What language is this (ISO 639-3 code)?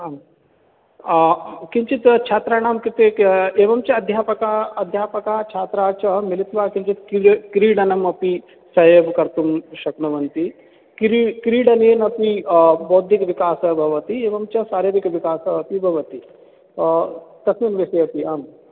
san